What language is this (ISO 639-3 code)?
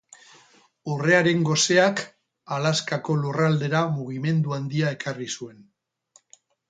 eus